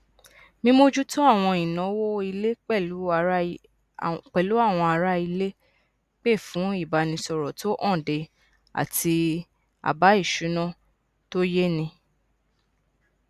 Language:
Yoruba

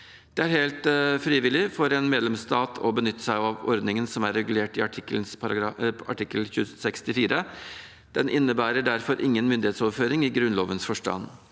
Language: Norwegian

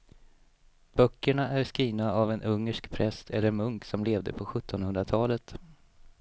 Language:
Swedish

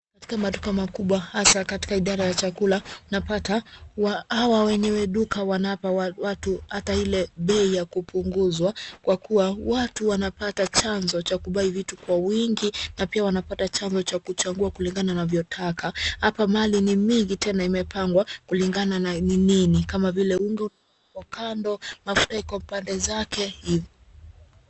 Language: Swahili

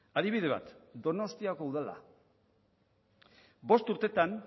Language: Basque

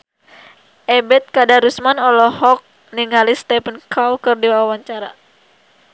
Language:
Sundanese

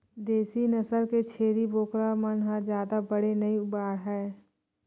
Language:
Chhattisgarhi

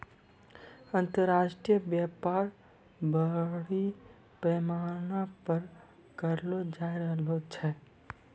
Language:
Maithili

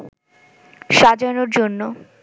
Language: Bangla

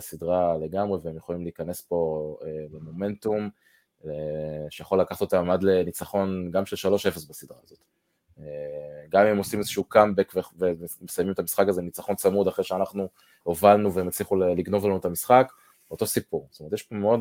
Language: Hebrew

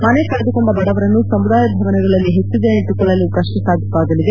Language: Kannada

